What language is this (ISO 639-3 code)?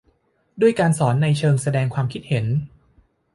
tha